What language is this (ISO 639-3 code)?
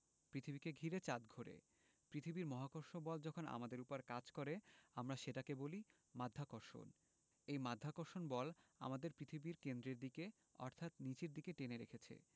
ben